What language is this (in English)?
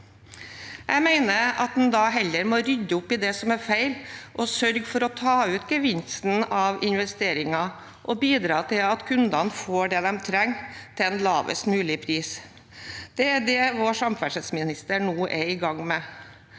Norwegian